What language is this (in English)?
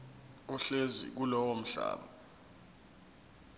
Zulu